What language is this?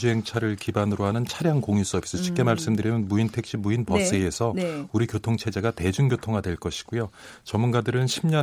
Korean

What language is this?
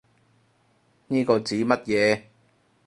Cantonese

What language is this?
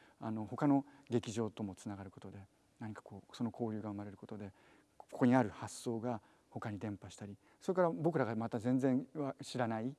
Japanese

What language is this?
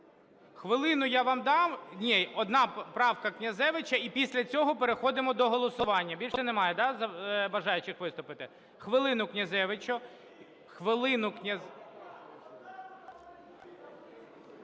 Ukrainian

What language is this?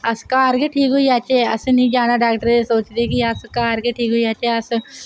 Dogri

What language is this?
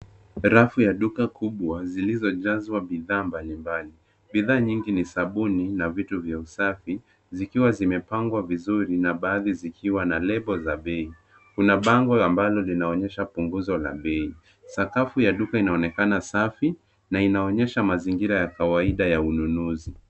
Swahili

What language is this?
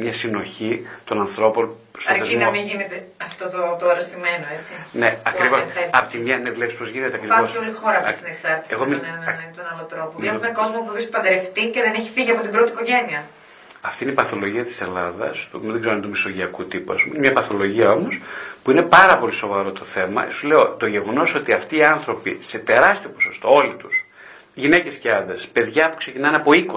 Greek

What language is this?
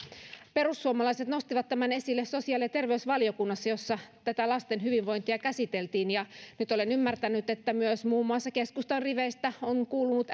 Finnish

